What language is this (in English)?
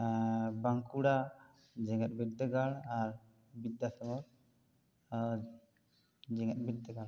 Santali